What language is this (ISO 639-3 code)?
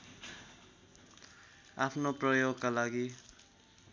nep